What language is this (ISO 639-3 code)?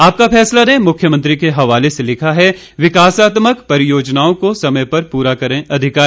hin